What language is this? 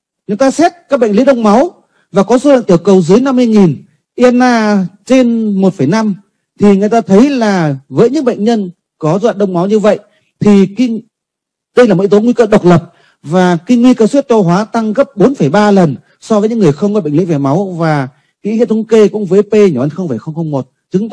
Vietnamese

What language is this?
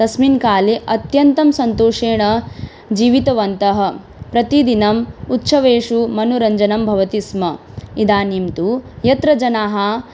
Sanskrit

